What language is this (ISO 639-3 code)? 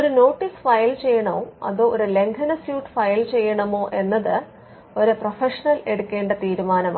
mal